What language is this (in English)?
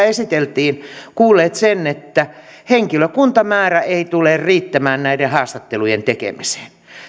Finnish